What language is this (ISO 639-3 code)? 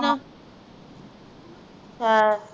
pan